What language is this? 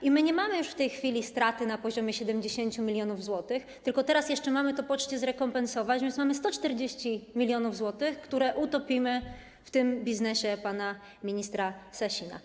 Polish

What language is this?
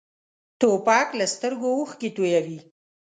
Pashto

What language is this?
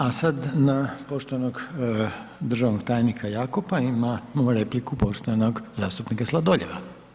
Croatian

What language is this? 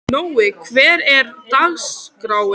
Icelandic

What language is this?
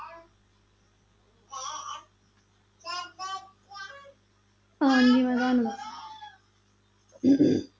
Punjabi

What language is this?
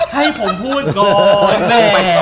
Thai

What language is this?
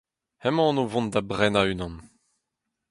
Breton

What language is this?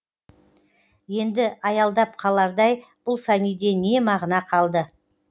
Kazakh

